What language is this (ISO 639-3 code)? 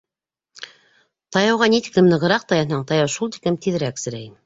bak